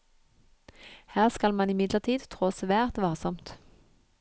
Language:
Norwegian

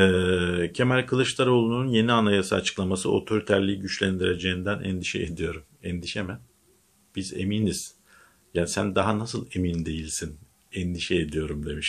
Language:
Turkish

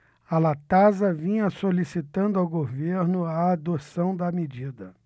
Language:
Portuguese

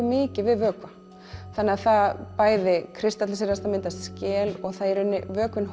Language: Icelandic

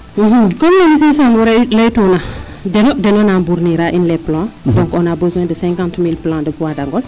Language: Serer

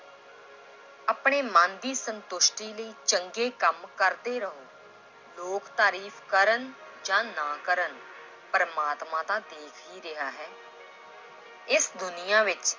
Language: Punjabi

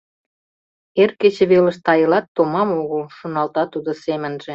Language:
Mari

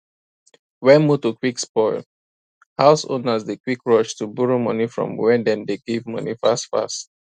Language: Nigerian Pidgin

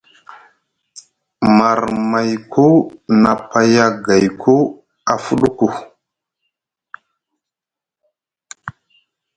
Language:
Musgu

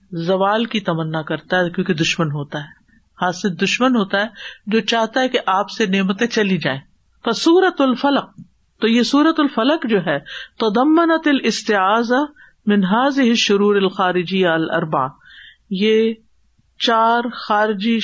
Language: Urdu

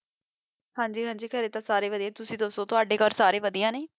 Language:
Punjabi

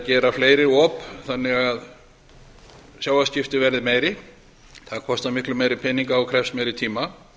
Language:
Icelandic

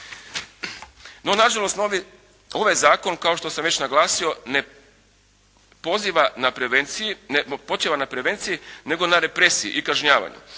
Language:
Croatian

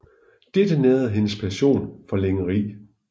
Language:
Danish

